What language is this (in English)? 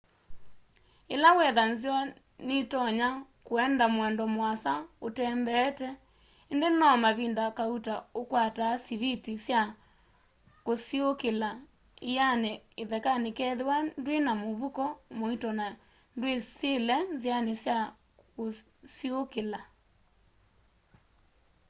Kamba